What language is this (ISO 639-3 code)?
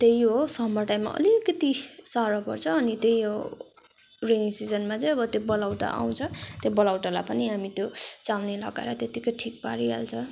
nep